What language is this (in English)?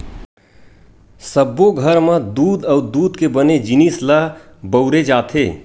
Chhattisgarhi